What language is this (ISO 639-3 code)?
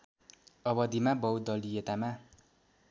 nep